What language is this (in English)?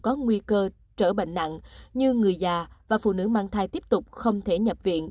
Vietnamese